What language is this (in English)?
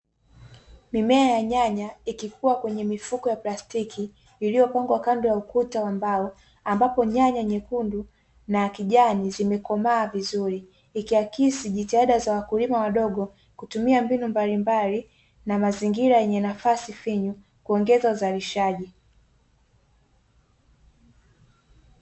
Swahili